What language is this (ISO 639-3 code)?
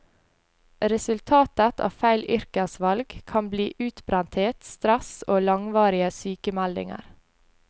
nor